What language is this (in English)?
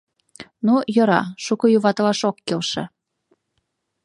Mari